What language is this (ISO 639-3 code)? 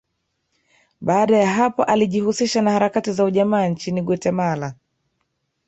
swa